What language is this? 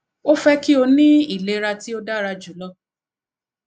Yoruba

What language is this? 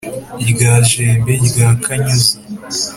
Kinyarwanda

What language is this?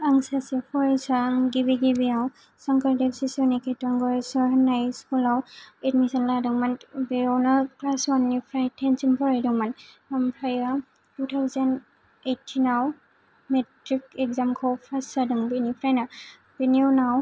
Bodo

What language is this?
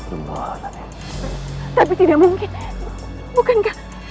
Indonesian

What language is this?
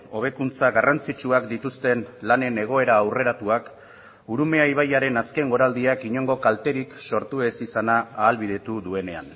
Basque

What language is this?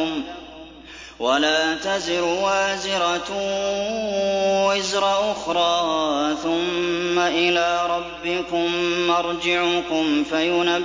Arabic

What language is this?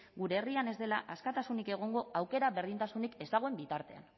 Basque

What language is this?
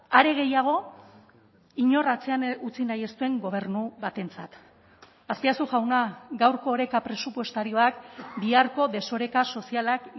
Basque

